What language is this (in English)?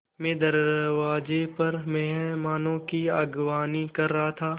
Hindi